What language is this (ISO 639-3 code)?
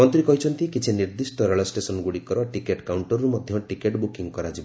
ori